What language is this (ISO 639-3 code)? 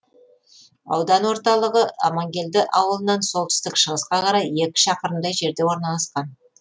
kaz